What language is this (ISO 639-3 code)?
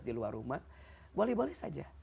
ind